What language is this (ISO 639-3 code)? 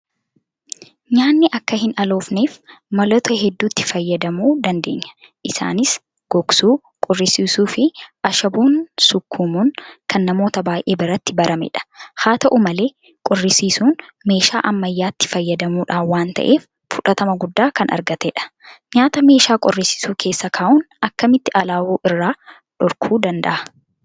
orm